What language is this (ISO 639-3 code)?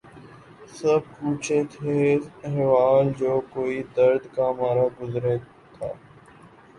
urd